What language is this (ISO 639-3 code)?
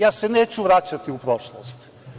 srp